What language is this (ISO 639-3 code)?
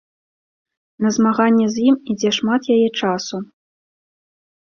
bel